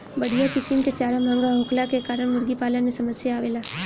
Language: Bhojpuri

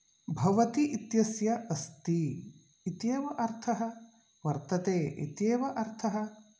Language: Sanskrit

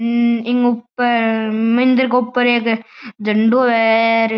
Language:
Marwari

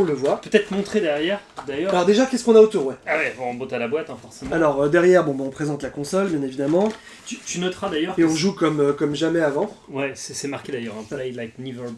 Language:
French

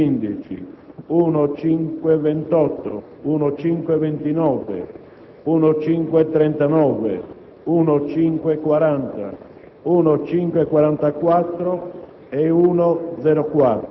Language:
Italian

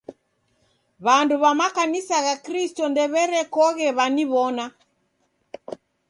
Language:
Taita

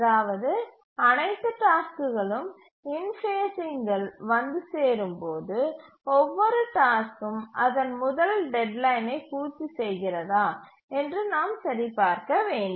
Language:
Tamil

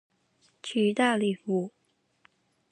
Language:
Chinese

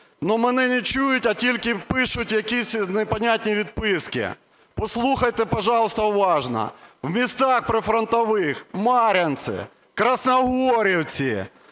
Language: Ukrainian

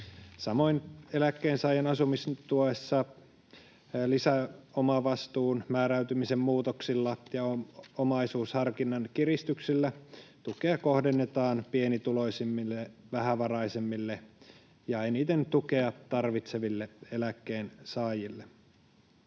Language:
Finnish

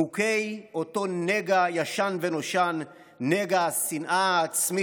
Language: Hebrew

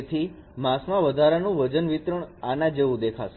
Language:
Gujarati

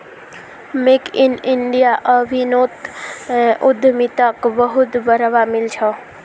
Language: Magahi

